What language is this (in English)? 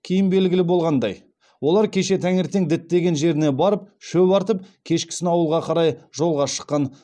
Kazakh